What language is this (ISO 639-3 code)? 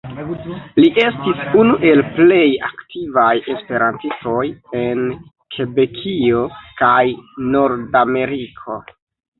epo